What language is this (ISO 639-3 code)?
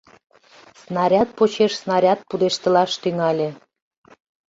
chm